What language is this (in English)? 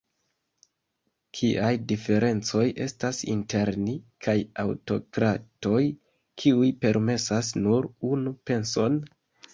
Esperanto